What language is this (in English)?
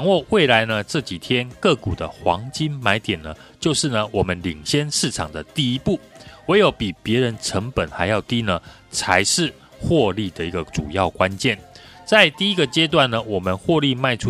Chinese